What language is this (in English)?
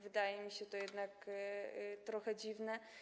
Polish